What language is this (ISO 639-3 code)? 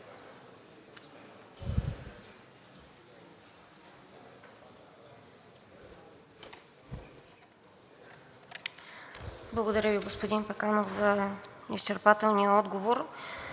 bul